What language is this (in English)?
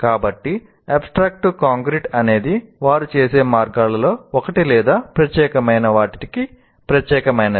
Telugu